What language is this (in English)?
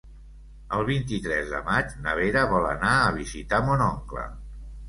Catalan